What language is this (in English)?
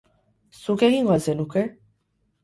Basque